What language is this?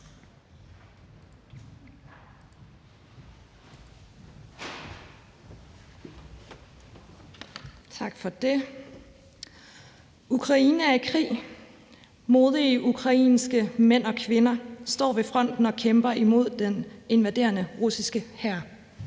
Danish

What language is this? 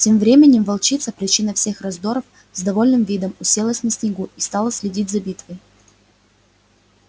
Russian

